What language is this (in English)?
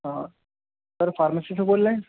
Urdu